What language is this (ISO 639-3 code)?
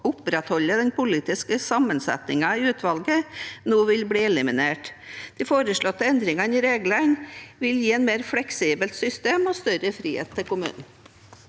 nor